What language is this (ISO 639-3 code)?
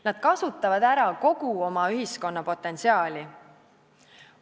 est